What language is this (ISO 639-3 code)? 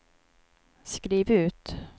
swe